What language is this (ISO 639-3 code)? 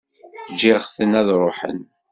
kab